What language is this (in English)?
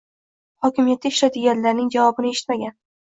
Uzbek